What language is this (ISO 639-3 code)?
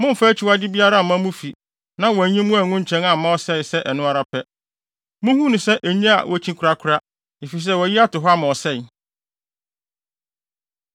aka